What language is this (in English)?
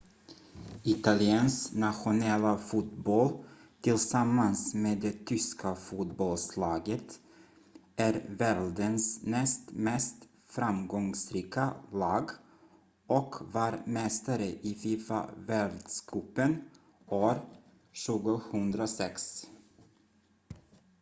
Swedish